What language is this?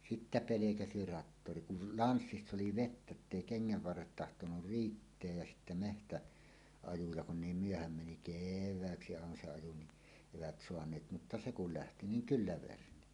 Finnish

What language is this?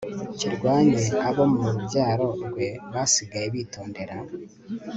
Kinyarwanda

